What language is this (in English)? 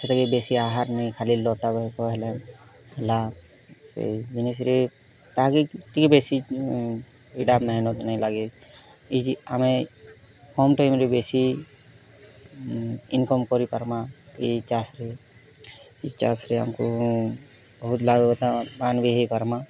Odia